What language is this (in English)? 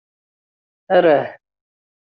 Kabyle